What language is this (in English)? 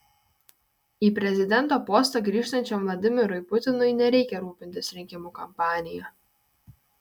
Lithuanian